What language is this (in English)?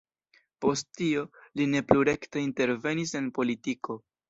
Esperanto